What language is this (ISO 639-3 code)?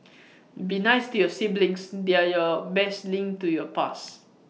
eng